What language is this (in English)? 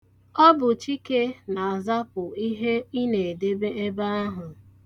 Igbo